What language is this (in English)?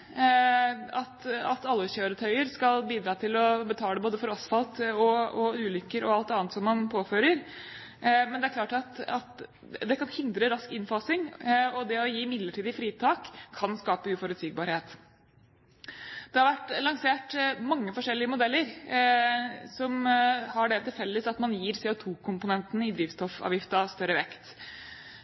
Norwegian Bokmål